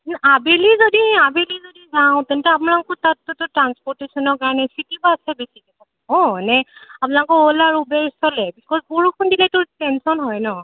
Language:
Assamese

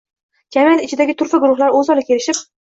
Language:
Uzbek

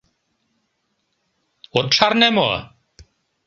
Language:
Mari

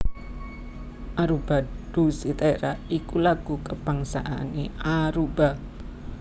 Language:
Javanese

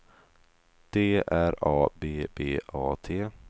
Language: Swedish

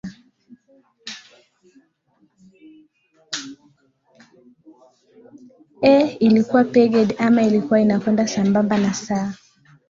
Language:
Swahili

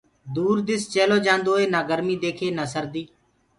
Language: Gurgula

